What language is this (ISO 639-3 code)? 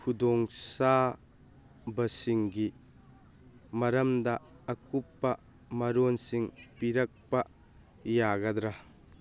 mni